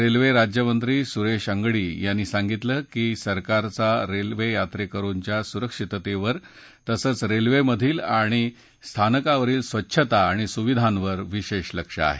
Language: Marathi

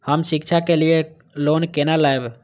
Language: Maithili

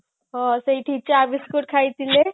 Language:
Odia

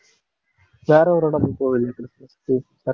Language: Tamil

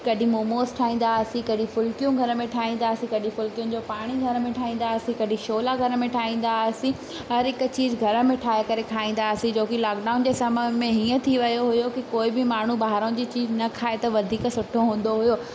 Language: Sindhi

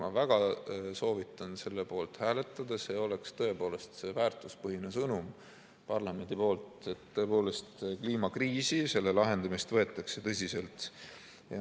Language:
Estonian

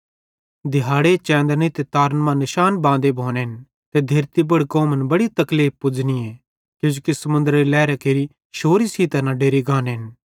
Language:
Bhadrawahi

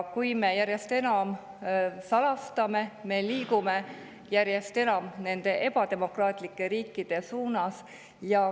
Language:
Estonian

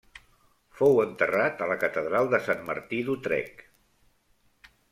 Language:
Catalan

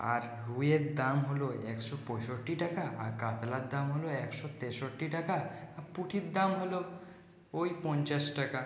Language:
Bangla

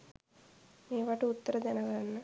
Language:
Sinhala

